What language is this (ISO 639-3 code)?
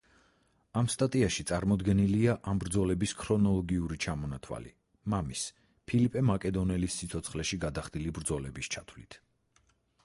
kat